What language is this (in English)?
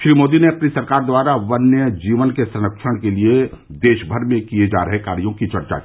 Hindi